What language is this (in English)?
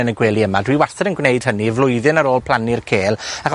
Welsh